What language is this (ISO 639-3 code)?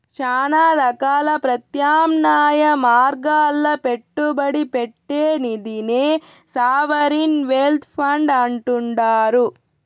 tel